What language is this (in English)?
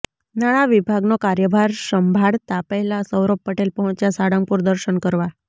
Gujarati